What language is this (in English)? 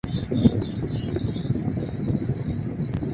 Chinese